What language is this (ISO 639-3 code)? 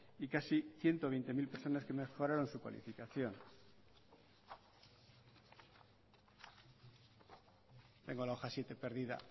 spa